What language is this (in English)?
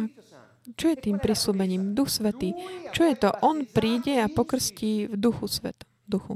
Slovak